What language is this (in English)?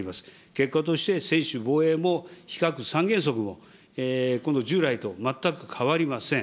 Japanese